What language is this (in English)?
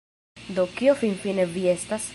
Esperanto